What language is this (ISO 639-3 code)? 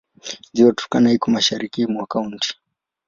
swa